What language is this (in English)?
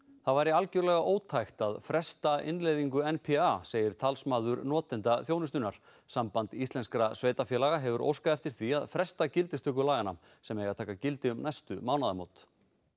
Icelandic